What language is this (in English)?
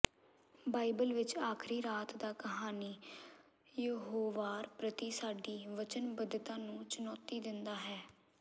Punjabi